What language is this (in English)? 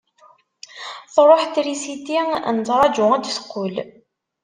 Kabyle